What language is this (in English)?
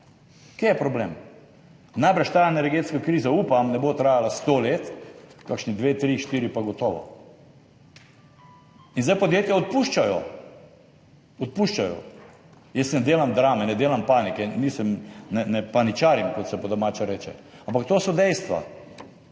Slovenian